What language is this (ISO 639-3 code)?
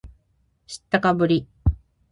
jpn